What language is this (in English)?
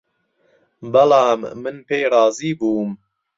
Central Kurdish